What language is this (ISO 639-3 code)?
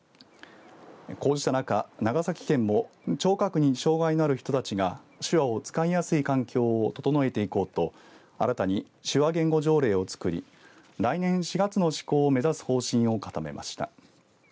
jpn